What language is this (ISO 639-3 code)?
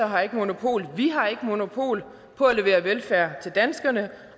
dan